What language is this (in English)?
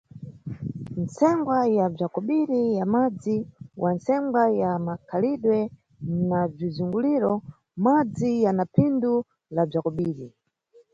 Nyungwe